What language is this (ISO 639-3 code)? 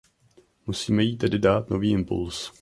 ces